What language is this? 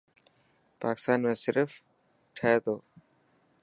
Dhatki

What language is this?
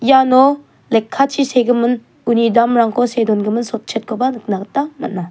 Garo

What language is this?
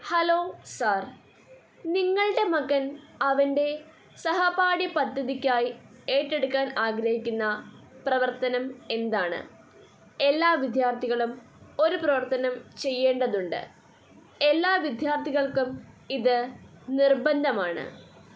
Malayalam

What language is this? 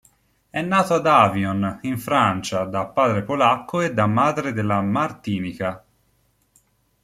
Italian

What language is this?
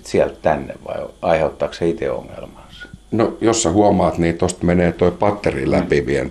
Finnish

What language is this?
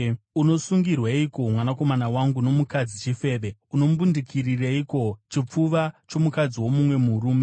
Shona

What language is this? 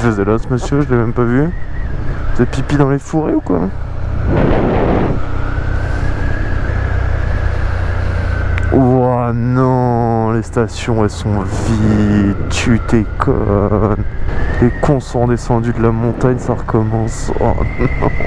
French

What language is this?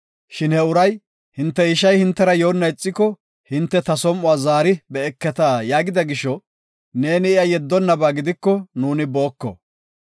Gofa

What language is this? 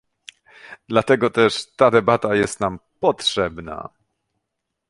Polish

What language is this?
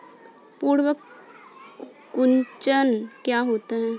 Hindi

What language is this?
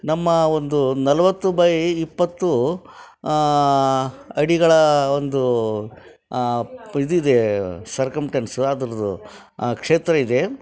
Kannada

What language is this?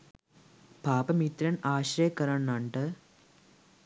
Sinhala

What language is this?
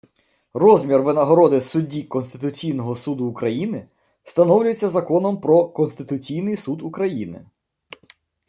Ukrainian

